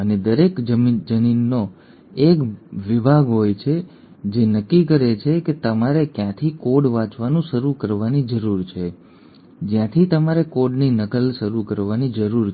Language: Gujarati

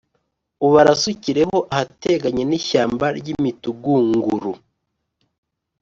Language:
Kinyarwanda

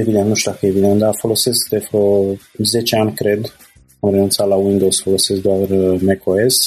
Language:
Romanian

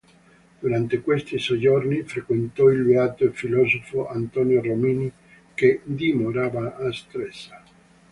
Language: Italian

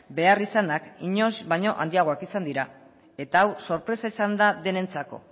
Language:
Basque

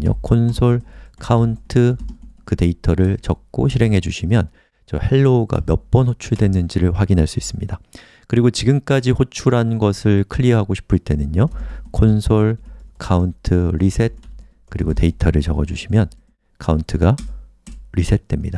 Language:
Korean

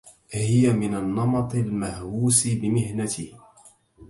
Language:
Arabic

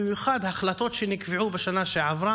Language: Hebrew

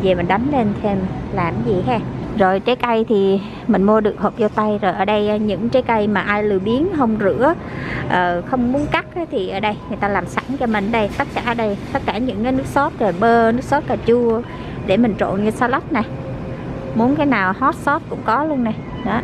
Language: Vietnamese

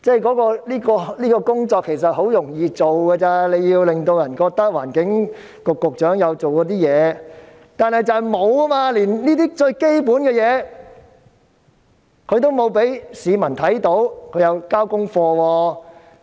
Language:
Cantonese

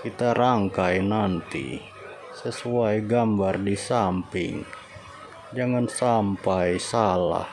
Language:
Indonesian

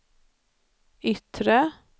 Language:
Swedish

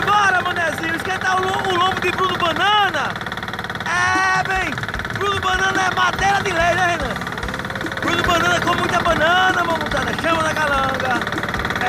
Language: Portuguese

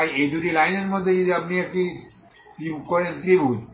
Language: Bangla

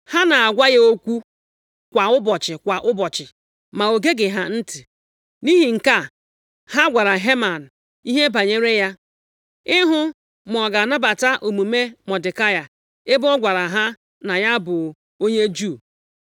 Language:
Igbo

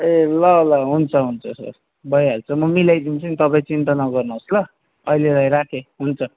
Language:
Nepali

